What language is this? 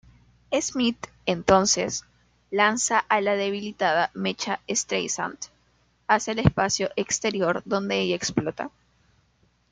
Spanish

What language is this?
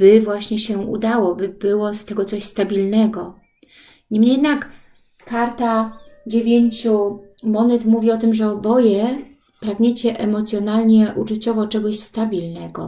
Polish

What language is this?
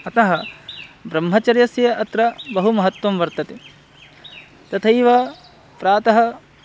Sanskrit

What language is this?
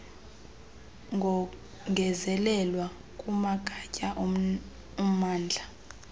Xhosa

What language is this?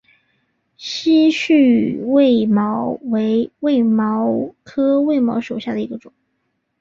Chinese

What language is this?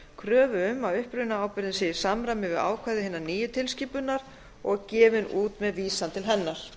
Icelandic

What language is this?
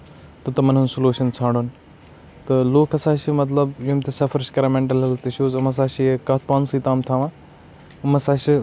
Kashmiri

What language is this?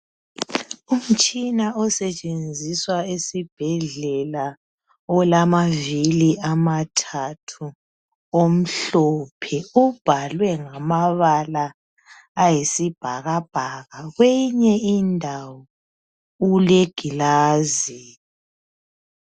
North Ndebele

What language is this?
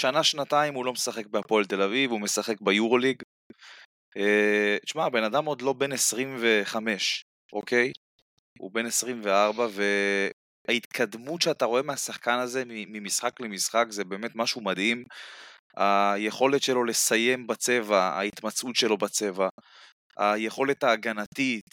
Hebrew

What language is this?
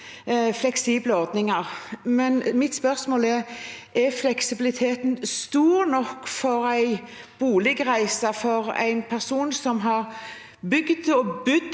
Norwegian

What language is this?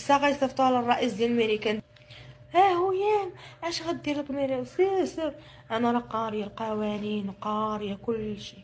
Arabic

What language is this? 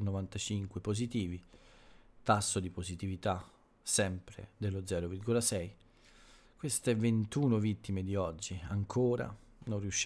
Italian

